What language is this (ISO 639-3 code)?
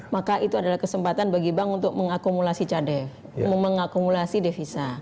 ind